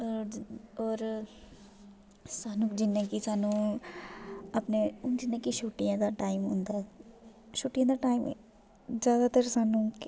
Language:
Dogri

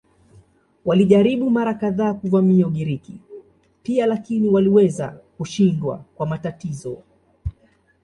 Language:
Swahili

